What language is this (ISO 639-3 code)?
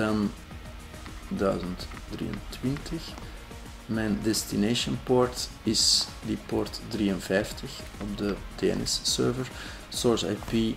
nld